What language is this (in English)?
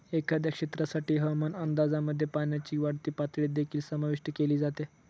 Marathi